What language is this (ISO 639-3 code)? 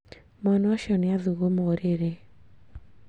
kik